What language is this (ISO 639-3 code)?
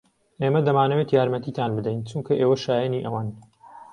ckb